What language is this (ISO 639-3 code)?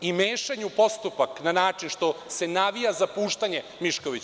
srp